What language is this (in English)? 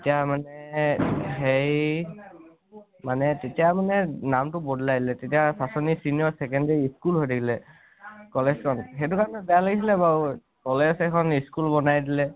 Assamese